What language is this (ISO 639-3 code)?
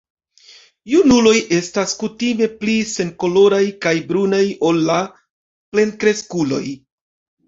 epo